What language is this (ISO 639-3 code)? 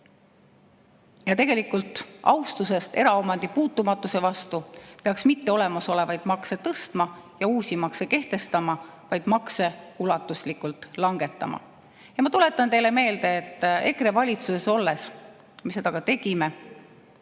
est